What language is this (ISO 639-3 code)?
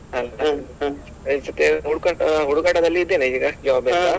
kan